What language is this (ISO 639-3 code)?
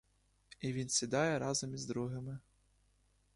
ukr